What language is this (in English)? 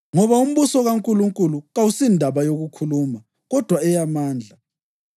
North Ndebele